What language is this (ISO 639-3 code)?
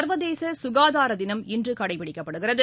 tam